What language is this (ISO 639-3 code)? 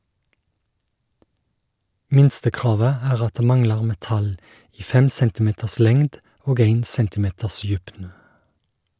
nor